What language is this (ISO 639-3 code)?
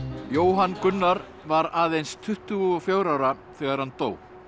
isl